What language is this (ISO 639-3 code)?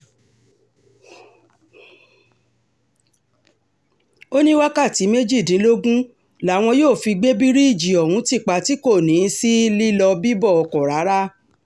yor